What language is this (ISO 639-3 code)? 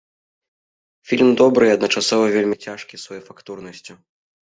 bel